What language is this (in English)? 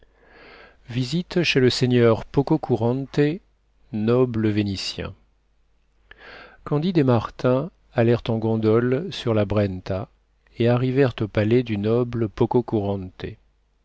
French